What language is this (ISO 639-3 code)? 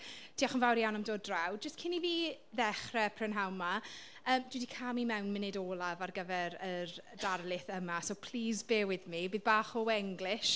cym